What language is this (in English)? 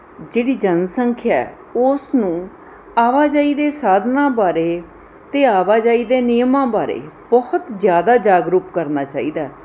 Punjabi